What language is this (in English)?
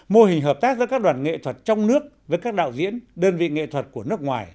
Vietnamese